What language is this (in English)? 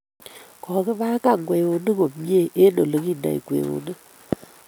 Kalenjin